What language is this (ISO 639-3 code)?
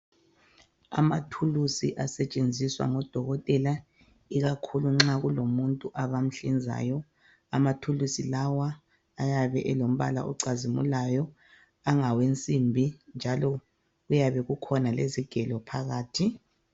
nde